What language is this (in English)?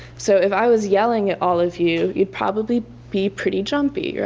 English